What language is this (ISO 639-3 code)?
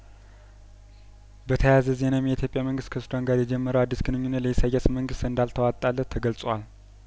amh